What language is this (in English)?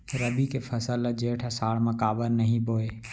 Chhattisgarhi